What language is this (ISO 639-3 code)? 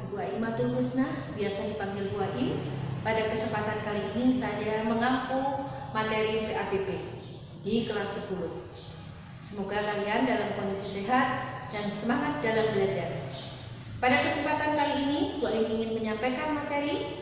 ind